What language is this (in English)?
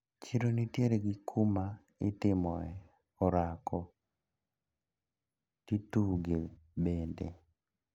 Luo (Kenya and Tanzania)